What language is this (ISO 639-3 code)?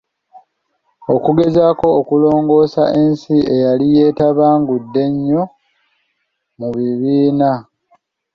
lug